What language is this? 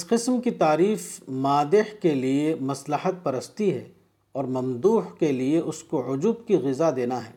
Urdu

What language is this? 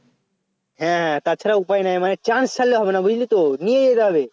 Bangla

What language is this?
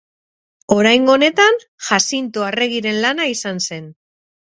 Basque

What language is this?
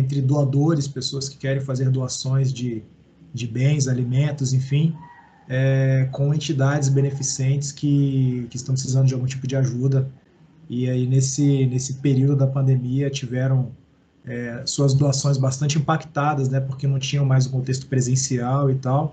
Portuguese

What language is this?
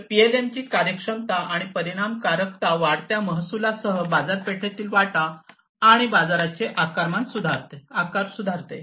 Marathi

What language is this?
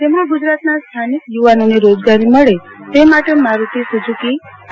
Gujarati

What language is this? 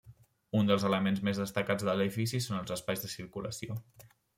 Catalan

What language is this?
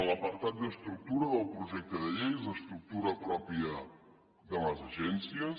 Catalan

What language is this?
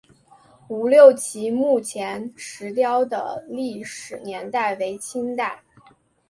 Chinese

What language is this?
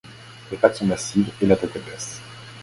French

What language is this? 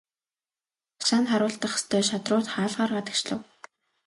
Mongolian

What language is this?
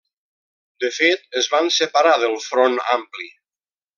Catalan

